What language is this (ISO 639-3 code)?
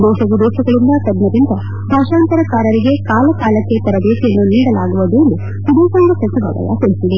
kan